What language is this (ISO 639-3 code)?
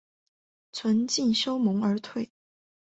zho